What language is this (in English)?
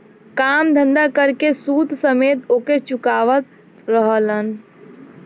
Bhojpuri